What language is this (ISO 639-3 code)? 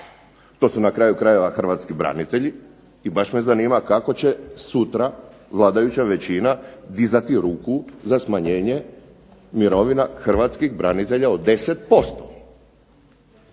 hrv